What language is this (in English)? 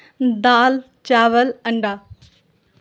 Urdu